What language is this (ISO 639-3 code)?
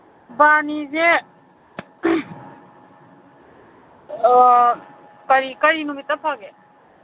mni